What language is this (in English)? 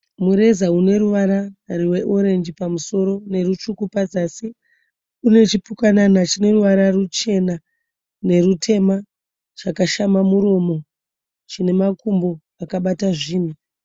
Shona